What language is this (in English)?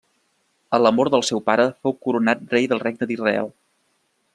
Catalan